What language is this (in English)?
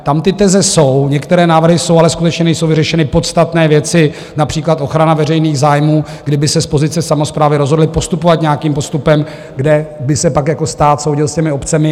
Czech